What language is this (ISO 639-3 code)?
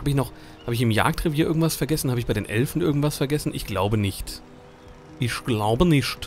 deu